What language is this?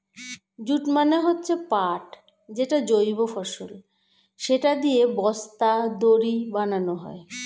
Bangla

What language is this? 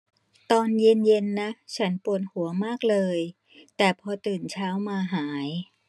Thai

